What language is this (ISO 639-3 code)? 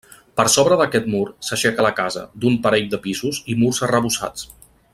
cat